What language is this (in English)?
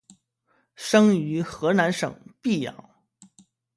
Chinese